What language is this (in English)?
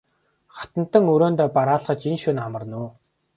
Mongolian